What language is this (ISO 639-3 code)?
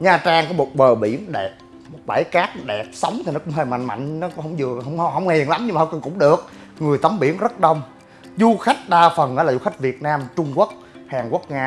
vie